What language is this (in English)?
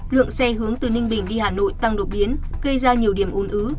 Vietnamese